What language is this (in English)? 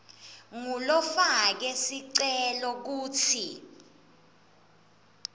Swati